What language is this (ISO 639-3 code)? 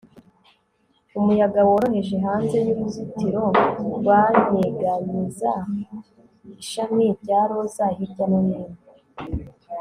kin